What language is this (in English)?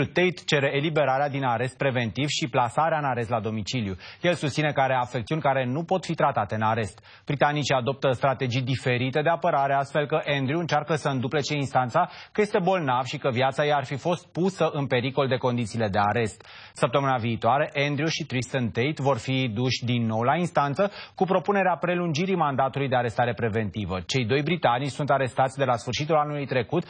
Romanian